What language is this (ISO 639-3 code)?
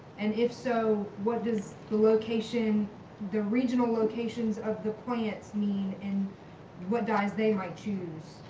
eng